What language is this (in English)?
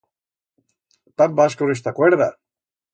Aragonese